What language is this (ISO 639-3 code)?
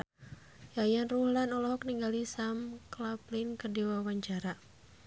sun